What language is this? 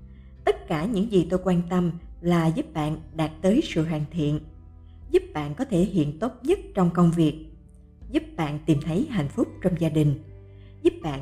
Vietnamese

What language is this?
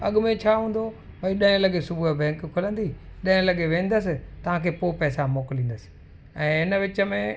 Sindhi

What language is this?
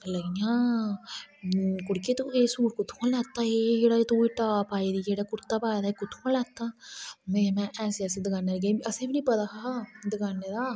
Dogri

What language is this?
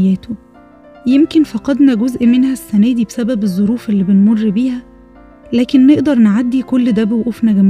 Arabic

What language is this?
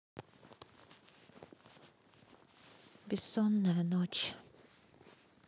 Russian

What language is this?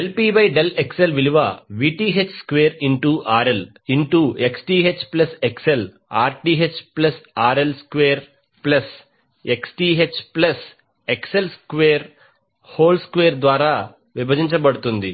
Telugu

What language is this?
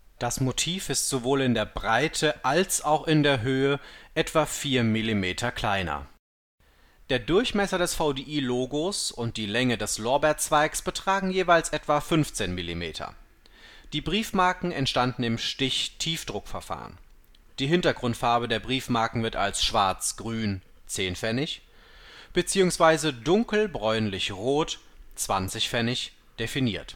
German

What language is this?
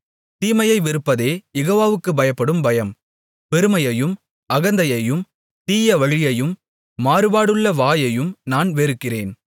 Tamil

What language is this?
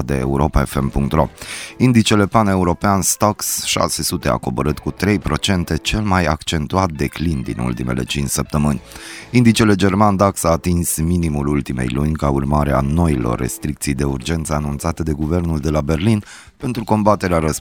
Romanian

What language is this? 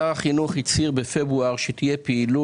Hebrew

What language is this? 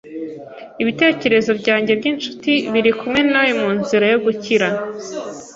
Kinyarwanda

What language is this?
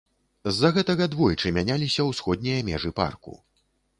Belarusian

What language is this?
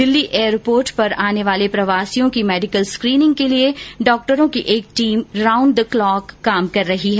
Hindi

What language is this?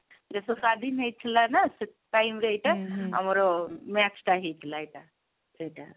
Odia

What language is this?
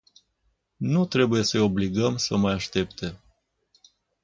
Romanian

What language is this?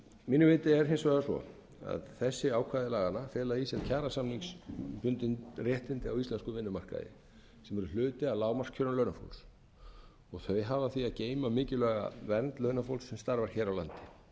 Icelandic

